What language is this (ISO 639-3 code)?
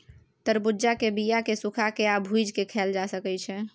mai